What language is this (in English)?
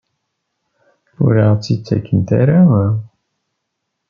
Kabyle